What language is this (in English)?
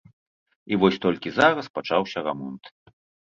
Belarusian